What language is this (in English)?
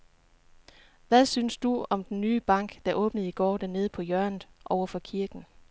Danish